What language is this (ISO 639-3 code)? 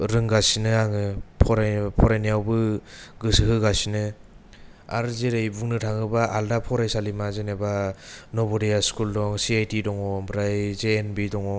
brx